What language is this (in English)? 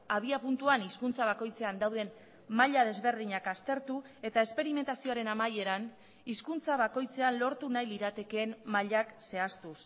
Basque